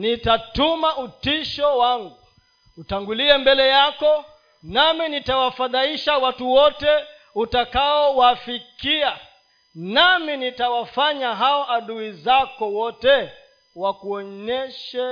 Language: Swahili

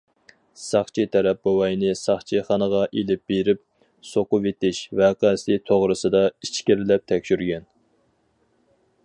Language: Uyghur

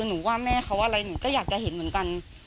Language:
Thai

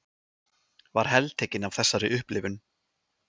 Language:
Icelandic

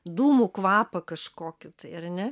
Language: Lithuanian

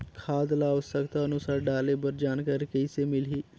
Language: Chhattisgarhi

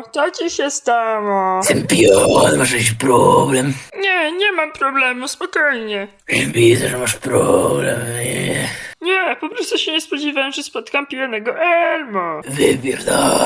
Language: Polish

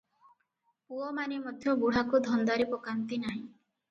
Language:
Odia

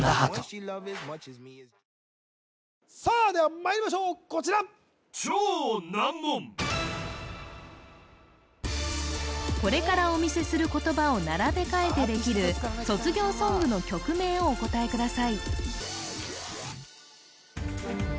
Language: Japanese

